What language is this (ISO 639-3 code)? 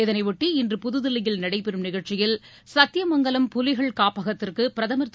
tam